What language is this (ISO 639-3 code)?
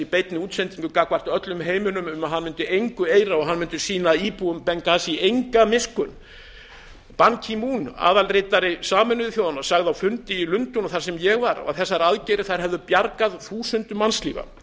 isl